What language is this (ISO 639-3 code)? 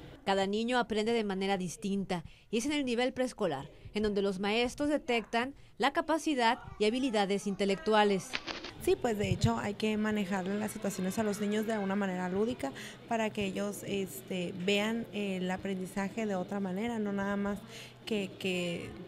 spa